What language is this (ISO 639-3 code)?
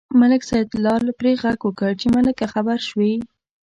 pus